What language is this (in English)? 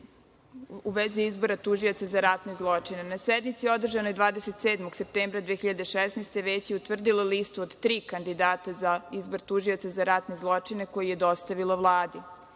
Serbian